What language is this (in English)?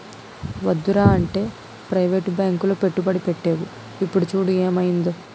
Telugu